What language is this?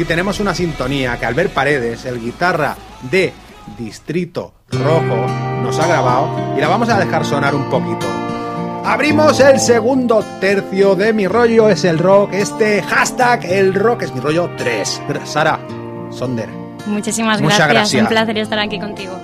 Spanish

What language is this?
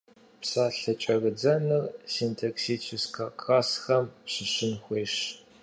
Kabardian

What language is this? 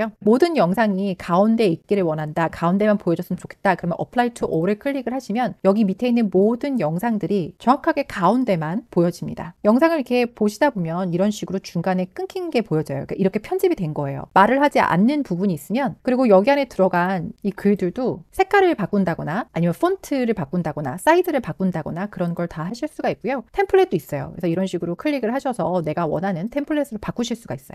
Korean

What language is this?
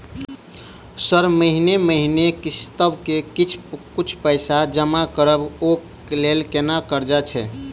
Maithili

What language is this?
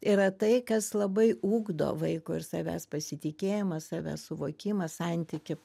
Lithuanian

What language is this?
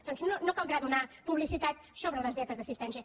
Catalan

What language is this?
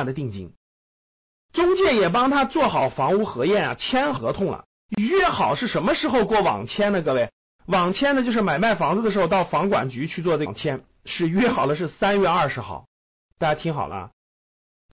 Chinese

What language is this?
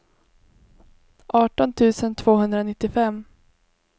Swedish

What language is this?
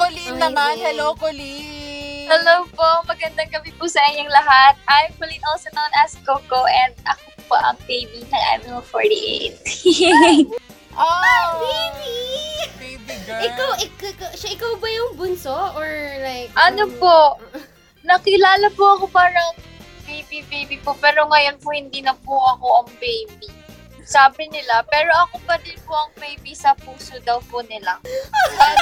Filipino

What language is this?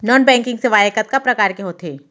Chhattisgarhi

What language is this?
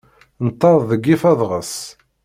Kabyle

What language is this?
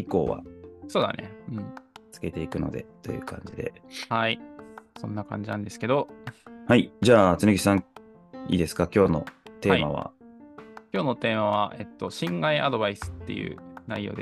Japanese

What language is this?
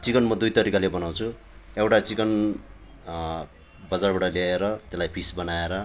Nepali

